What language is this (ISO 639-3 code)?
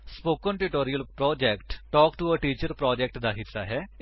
pan